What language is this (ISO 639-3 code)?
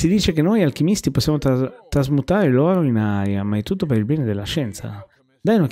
ita